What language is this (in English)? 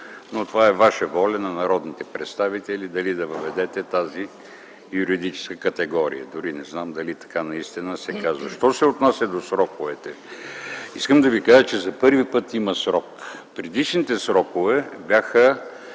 Bulgarian